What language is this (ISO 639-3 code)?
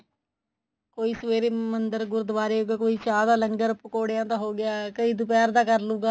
pan